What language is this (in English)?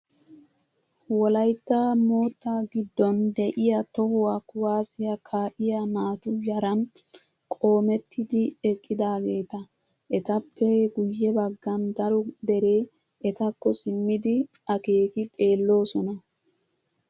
Wolaytta